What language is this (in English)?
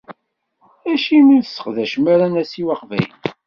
Kabyle